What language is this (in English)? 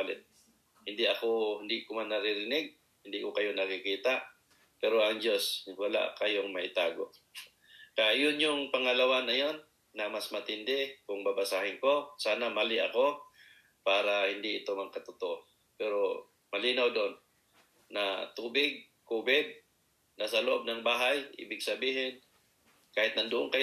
Filipino